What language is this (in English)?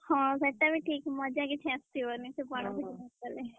Odia